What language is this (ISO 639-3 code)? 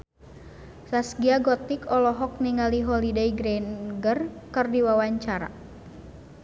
sun